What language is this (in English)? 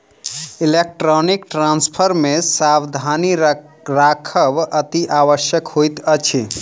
Maithili